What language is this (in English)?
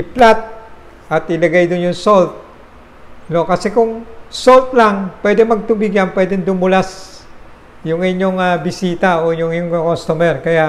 Filipino